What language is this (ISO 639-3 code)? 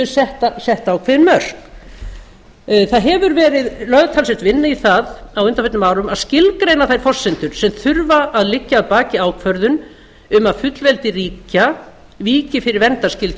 isl